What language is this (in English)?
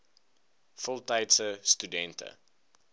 Afrikaans